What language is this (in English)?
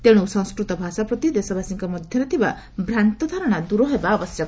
Odia